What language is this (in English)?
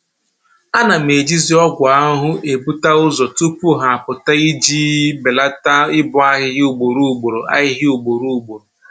Igbo